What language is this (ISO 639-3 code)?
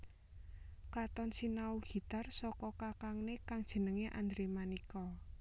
jav